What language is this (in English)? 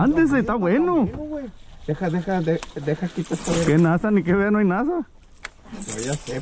Spanish